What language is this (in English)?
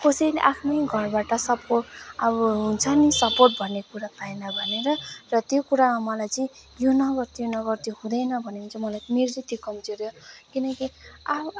Nepali